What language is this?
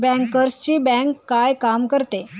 Marathi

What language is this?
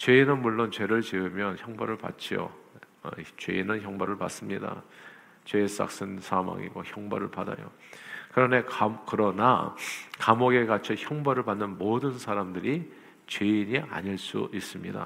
Korean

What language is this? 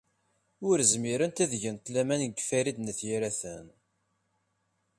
Kabyle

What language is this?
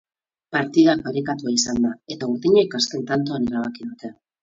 Basque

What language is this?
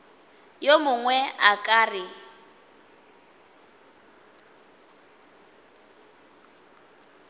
Northern Sotho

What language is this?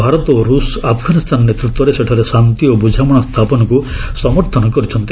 Odia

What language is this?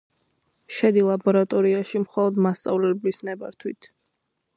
Georgian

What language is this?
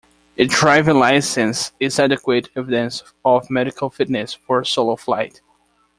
English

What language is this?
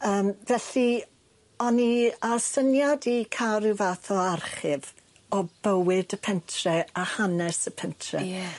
Welsh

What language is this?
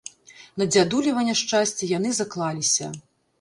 Belarusian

